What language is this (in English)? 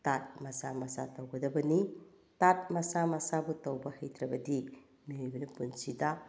Manipuri